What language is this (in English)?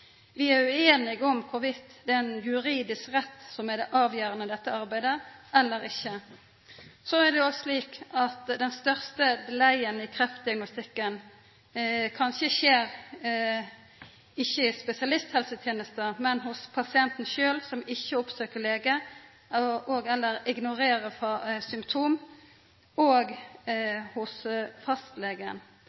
Norwegian Nynorsk